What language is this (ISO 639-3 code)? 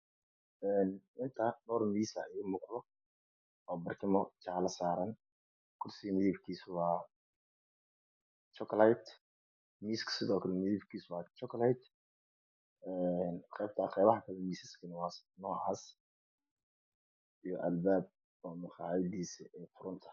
som